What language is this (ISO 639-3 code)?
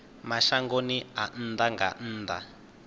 ven